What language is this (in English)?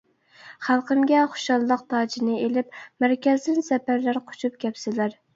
Uyghur